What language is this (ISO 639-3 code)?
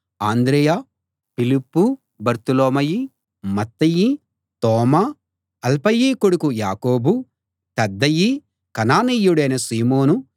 tel